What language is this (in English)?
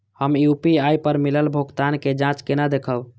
Maithili